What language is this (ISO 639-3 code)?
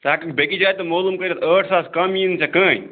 kas